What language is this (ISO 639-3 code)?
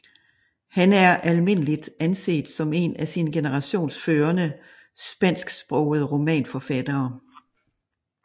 dan